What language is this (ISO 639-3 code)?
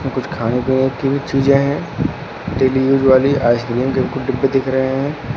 hin